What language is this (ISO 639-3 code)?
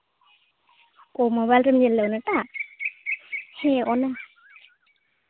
sat